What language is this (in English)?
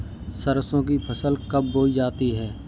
Hindi